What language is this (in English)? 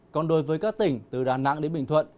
Vietnamese